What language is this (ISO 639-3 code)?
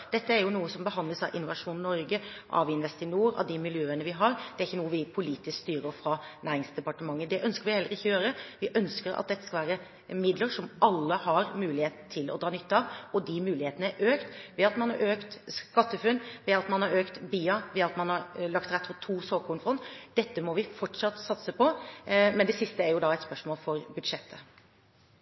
nob